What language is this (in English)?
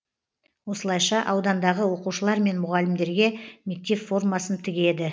Kazakh